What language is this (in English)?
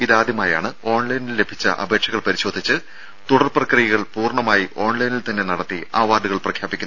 Malayalam